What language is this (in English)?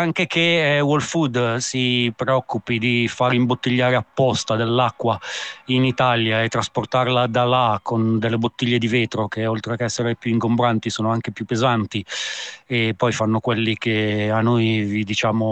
Italian